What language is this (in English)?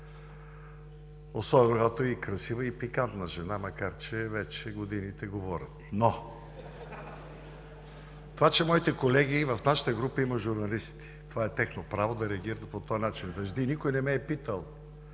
Bulgarian